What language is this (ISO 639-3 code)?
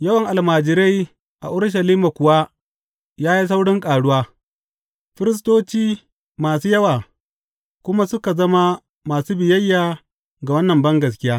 hau